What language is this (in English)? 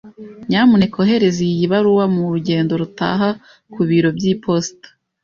Kinyarwanda